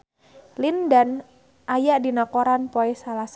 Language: Sundanese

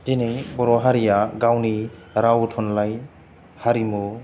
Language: Bodo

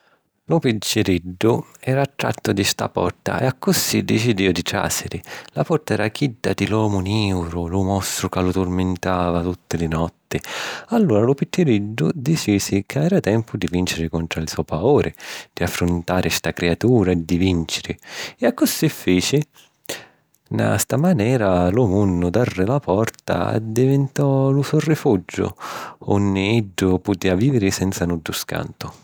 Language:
Sicilian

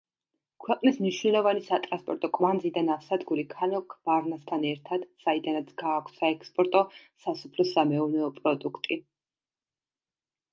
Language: Georgian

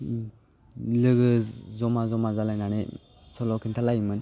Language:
Bodo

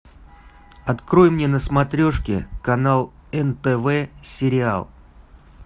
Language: Russian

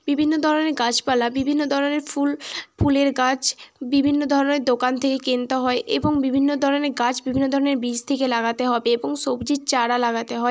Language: Bangla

